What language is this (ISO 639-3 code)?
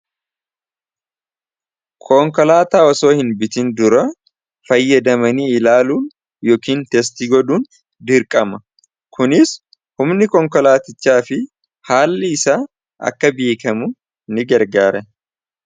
orm